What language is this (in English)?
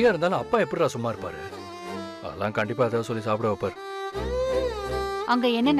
Tamil